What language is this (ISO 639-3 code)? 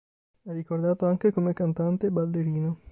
ita